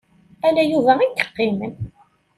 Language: Kabyle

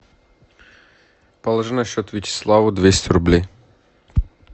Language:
Russian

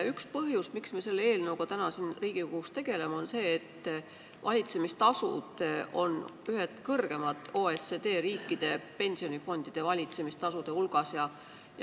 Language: Estonian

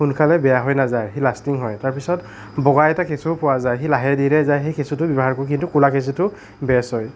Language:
Assamese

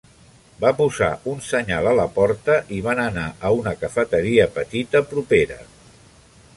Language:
Catalan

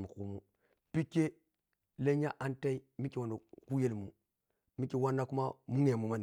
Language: Piya-Kwonci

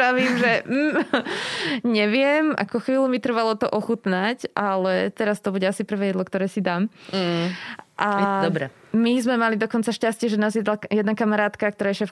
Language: Slovak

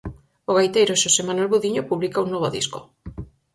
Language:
Galician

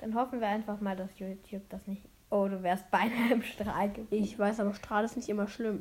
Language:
German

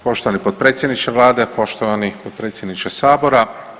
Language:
Croatian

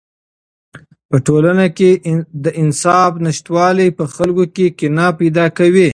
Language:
Pashto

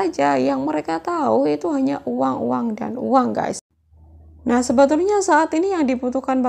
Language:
Indonesian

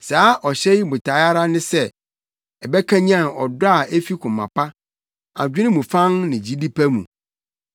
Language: Akan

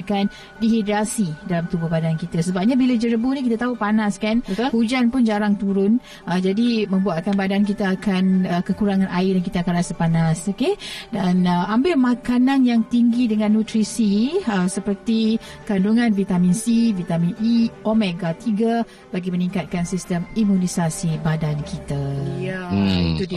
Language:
Malay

